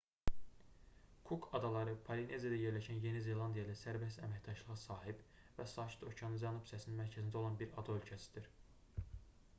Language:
Azerbaijani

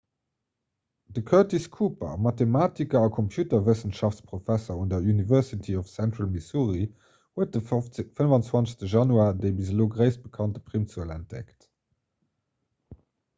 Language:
Luxembourgish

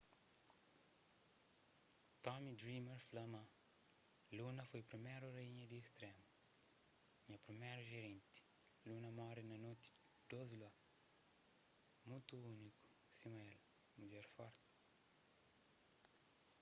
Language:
Kabuverdianu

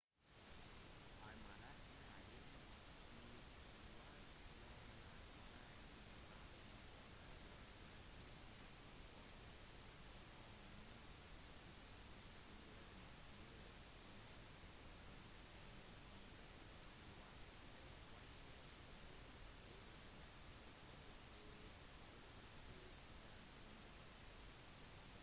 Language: Norwegian Bokmål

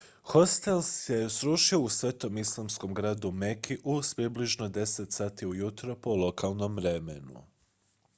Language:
Croatian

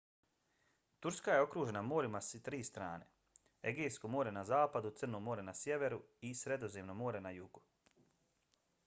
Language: Bosnian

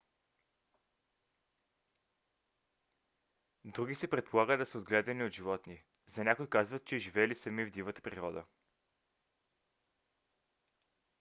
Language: Bulgarian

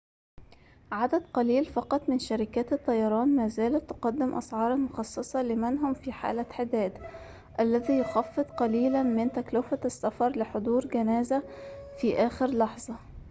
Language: Arabic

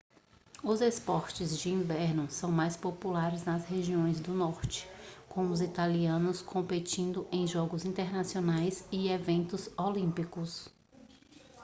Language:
Portuguese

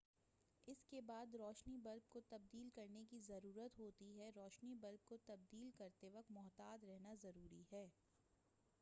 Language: Urdu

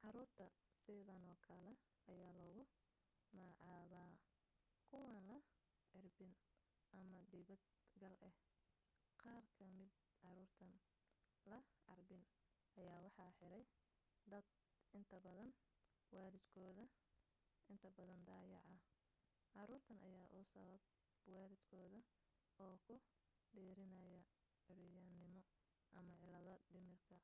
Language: Somali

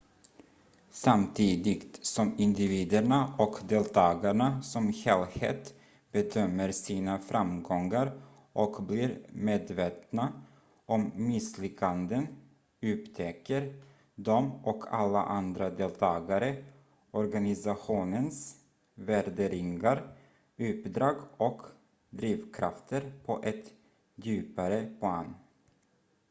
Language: Swedish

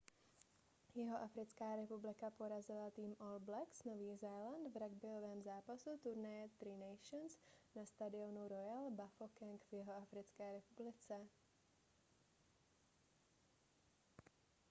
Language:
Czech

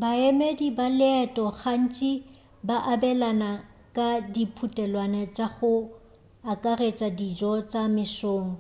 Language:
Northern Sotho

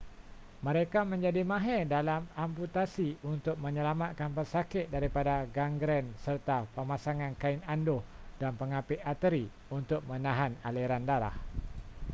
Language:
Malay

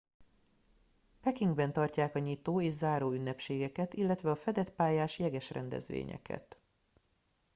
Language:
Hungarian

